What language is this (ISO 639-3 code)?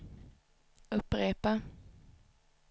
swe